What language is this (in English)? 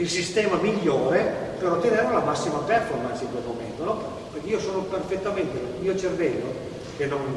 Italian